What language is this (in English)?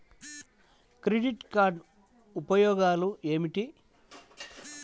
Telugu